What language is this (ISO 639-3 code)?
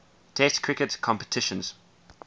eng